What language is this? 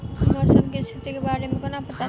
Maithili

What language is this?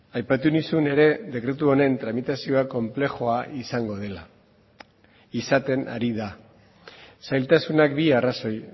Basque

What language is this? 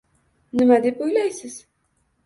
Uzbek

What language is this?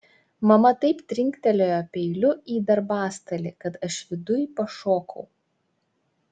Lithuanian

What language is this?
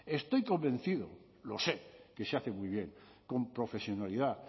Spanish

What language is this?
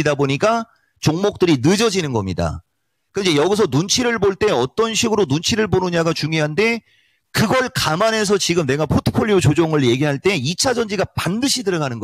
Korean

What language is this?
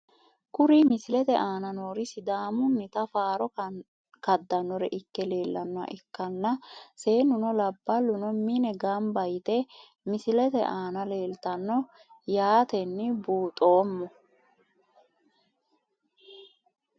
Sidamo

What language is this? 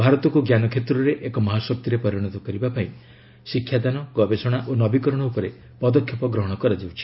Odia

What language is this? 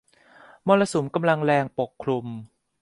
Thai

